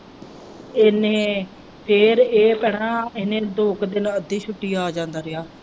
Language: Punjabi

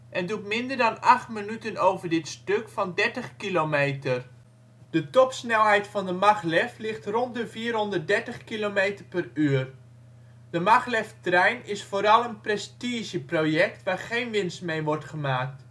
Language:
Dutch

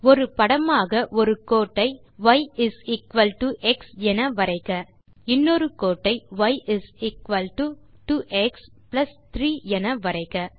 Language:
Tamil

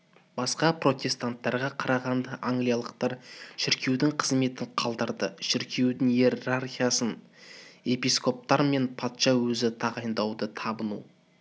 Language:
Kazakh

